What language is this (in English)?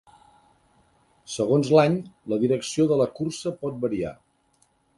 Catalan